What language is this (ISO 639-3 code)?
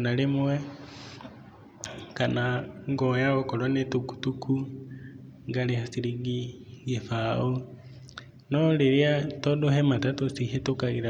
kik